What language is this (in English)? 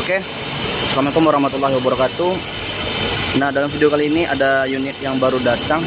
Indonesian